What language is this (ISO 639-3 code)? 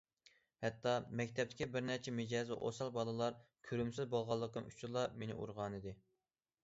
uig